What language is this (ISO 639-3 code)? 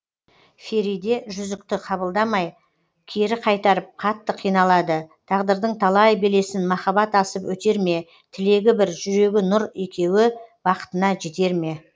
kaz